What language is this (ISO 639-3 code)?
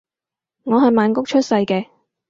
yue